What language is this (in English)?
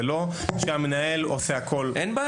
Hebrew